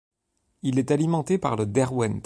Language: French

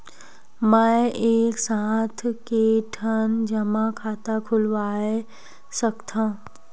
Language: Chhattisgarhi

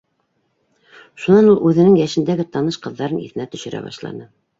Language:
Bashkir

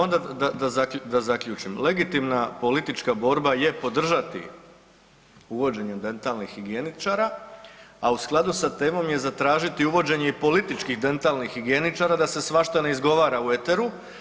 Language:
Croatian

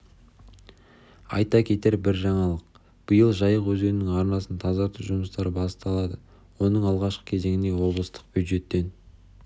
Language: Kazakh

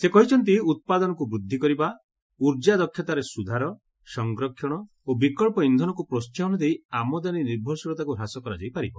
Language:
Odia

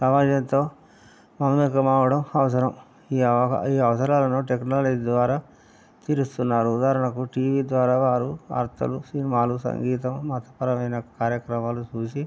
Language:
Telugu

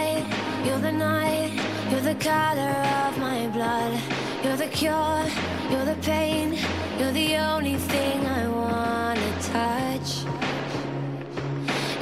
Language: Slovak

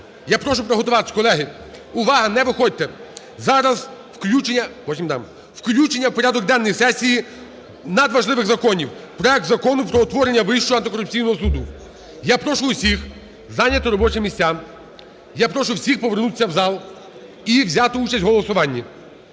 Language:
Ukrainian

